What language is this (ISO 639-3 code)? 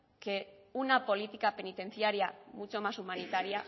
spa